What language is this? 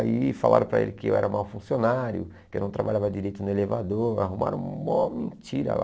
Portuguese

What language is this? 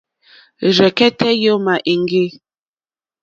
Mokpwe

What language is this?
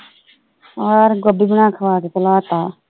Punjabi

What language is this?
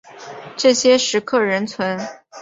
Chinese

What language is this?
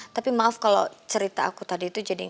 Indonesian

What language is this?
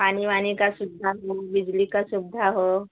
Hindi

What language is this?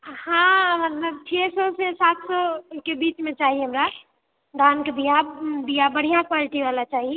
Maithili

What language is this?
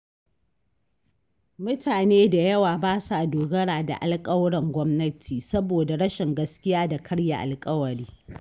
Hausa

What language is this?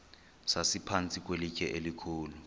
Xhosa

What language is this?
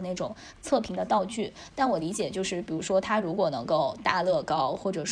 Chinese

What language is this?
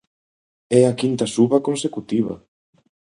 Galician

